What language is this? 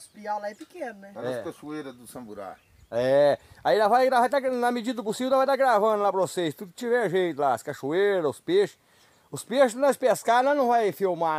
Portuguese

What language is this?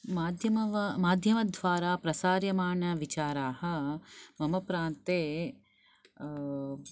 Sanskrit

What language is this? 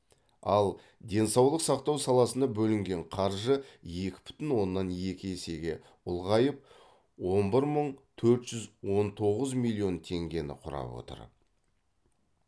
Kazakh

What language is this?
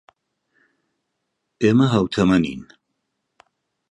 Central Kurdish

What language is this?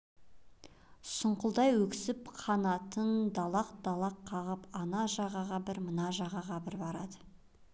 Kazakh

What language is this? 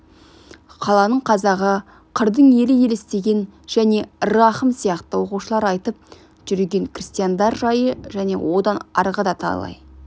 Kazakh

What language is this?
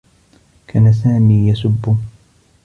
Arabic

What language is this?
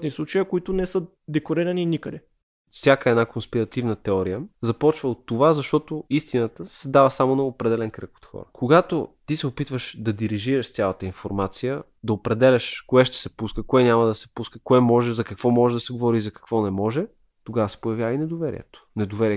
Bulgarian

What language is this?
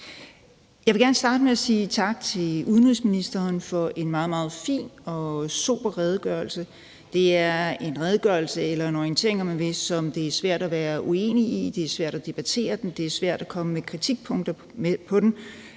Danish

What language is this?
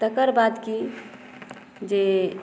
Maithili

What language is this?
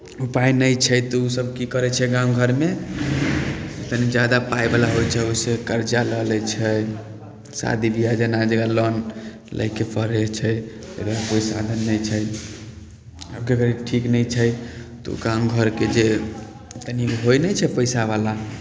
Maithili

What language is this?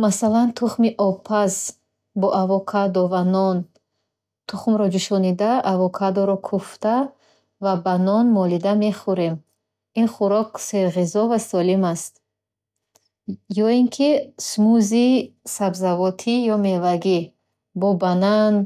Bukharic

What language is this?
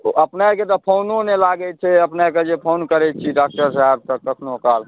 Maithili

